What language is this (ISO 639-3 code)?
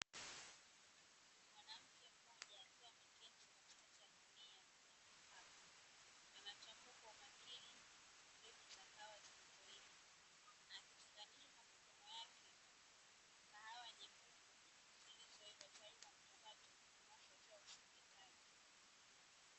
swa